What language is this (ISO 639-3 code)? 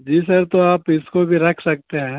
urd